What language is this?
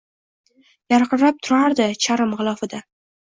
Uzbek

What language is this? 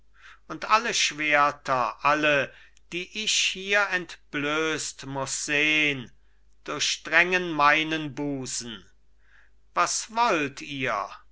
German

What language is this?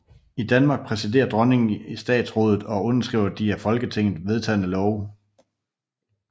Danish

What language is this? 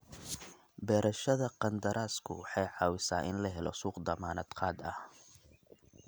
Somali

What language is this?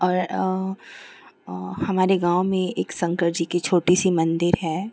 Hindi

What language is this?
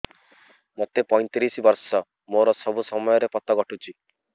Odia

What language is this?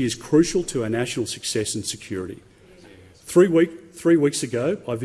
English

